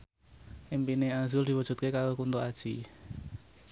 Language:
Javanese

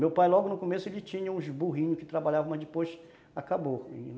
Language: Portuguese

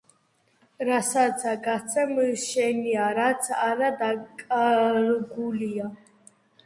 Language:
Georgian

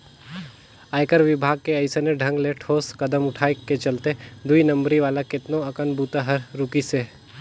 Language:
Chhattisgarhi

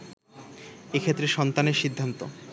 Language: Bangla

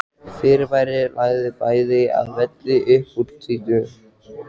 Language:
Icelandic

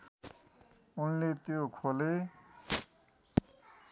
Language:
Nepali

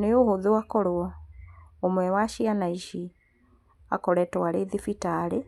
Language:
Kikuyu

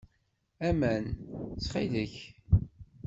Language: Kabyle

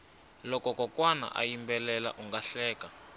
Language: Tsonga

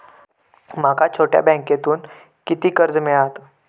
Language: Marathi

